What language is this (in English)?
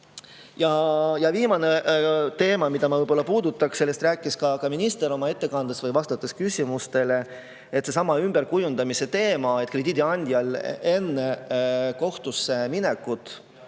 Estonian